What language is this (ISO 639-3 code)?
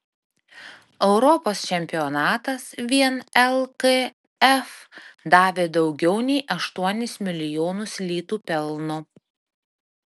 lit